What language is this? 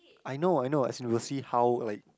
English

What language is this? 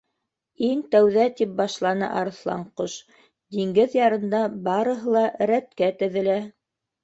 Bashkir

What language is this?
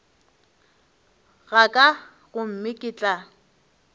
Northern Sotho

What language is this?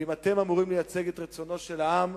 Hebrew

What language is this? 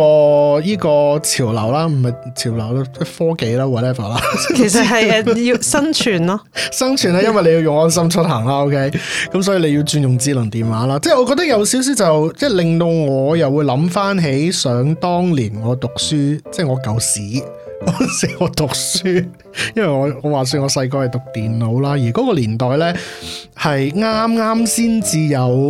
Chinese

